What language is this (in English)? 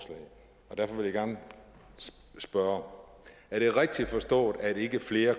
Danish